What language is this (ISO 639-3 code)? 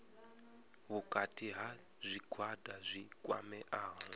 ven